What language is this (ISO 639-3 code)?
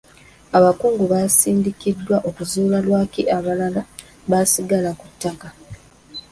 lug